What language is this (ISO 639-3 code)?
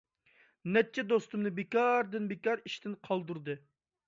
uig